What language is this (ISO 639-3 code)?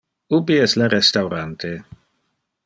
ina